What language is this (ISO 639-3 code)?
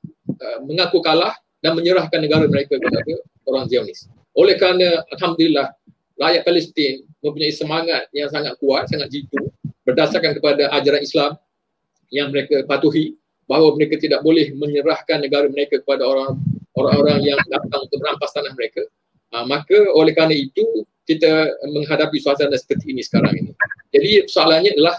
msa